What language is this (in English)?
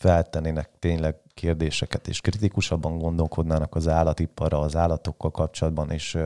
Hungarian